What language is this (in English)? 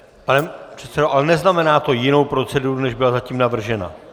Czech